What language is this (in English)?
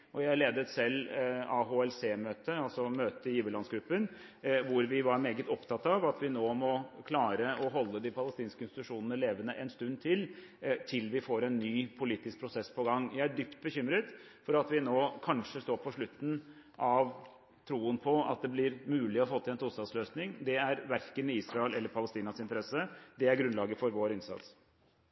Norwegian Bokmål